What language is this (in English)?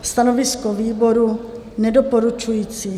Czech